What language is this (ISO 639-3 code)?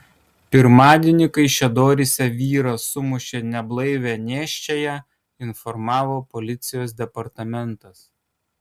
lit